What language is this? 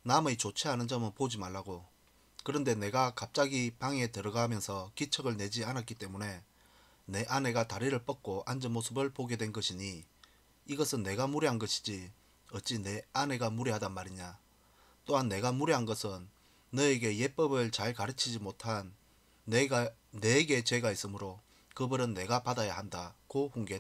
Korean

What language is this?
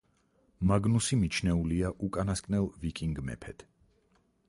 Georgian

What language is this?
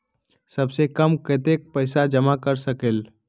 Magahi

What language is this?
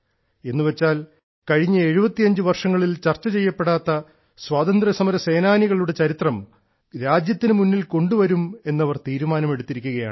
Malayalam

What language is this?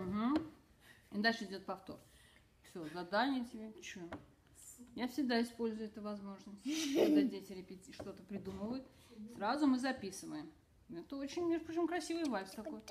Russian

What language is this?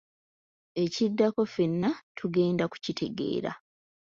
Ganda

